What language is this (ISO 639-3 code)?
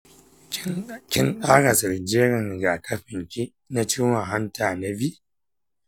hau